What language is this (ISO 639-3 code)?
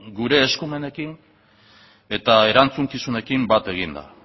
eus